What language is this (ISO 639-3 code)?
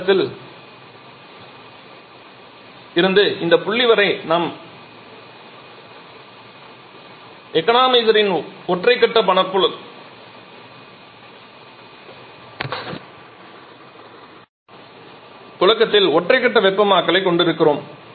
tam